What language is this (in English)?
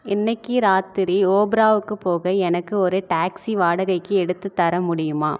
Tamil